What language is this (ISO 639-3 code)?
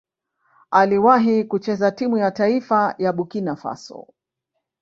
swa